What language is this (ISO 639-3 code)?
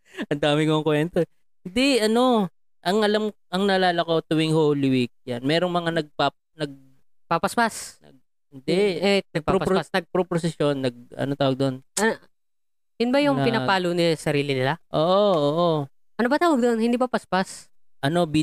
fil